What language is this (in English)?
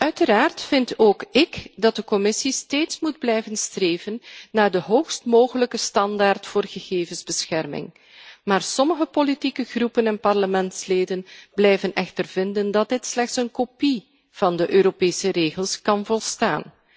Dutch